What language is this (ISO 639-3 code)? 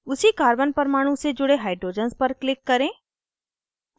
hin